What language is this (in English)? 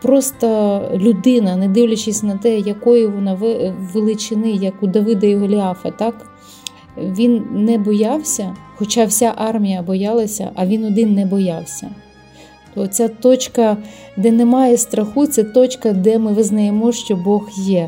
Ukrainian